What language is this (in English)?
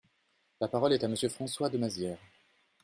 French